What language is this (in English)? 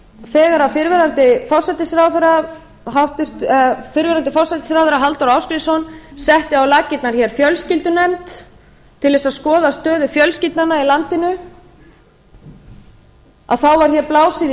Icelandic